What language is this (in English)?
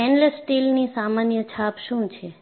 Gujarati